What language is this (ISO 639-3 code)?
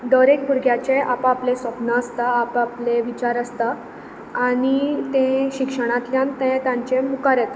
kok